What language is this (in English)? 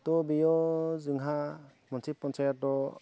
Bodo